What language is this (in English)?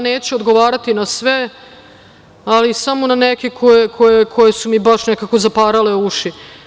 Serbian